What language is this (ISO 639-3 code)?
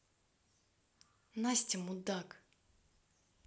rus